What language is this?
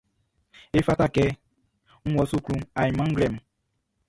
Baoulé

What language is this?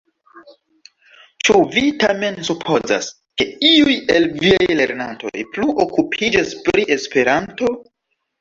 Esperanto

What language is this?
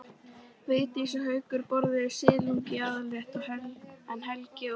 Icelandic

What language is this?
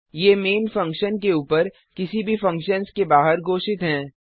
Hindi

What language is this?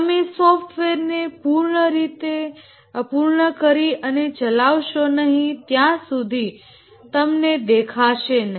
Gujarati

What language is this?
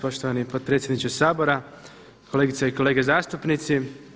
Croatian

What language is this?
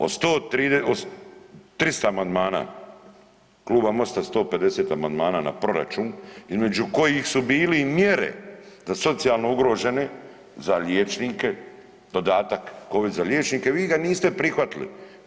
Croatian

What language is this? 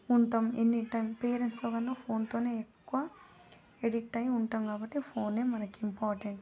Telugu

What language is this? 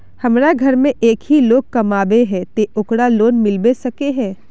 Magahi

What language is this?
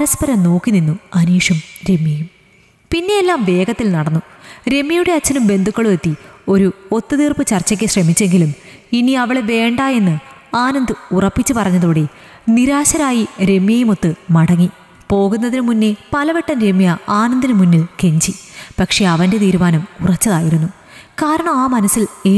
Malayalam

